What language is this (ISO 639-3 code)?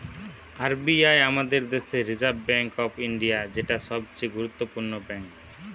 ben